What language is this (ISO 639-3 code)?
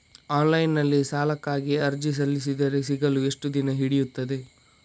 kan